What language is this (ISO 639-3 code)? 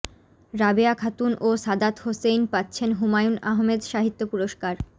ben